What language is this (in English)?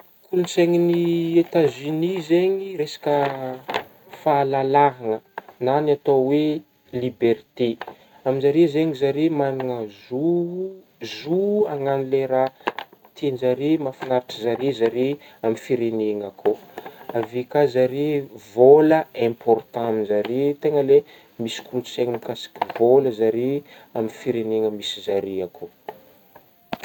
Northern Betsimisaraka Malagasy